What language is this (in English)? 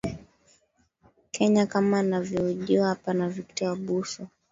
Swahili